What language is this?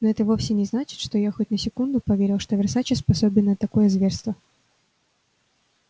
Russian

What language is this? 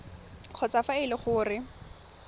Tswana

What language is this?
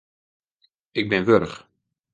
Western Frisian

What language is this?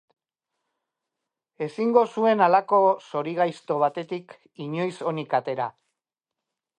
Basque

